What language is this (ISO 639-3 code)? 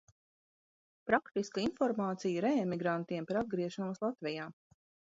lav